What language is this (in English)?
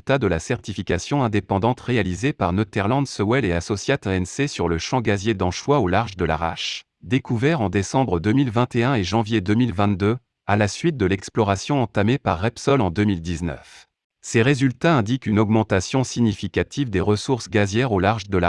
French